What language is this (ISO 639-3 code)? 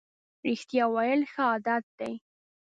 pus